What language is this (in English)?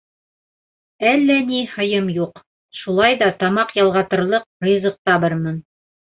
Bashkir